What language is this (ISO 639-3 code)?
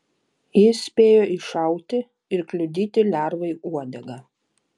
lit